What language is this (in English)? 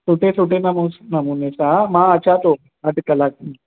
Sindhi